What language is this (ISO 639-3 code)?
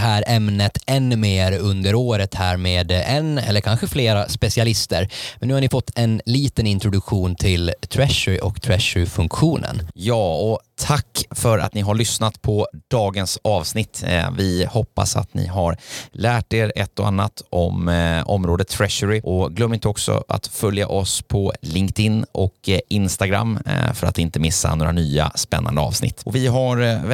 swe